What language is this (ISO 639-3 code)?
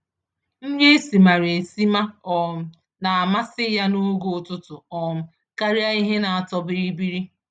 ibo